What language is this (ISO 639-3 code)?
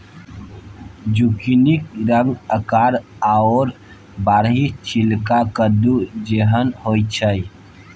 mai